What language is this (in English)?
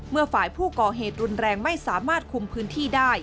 Thai